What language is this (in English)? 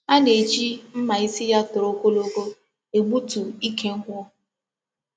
Igbo